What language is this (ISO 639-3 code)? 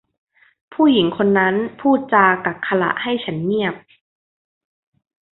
tha